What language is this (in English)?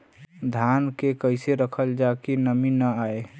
Bhojpuri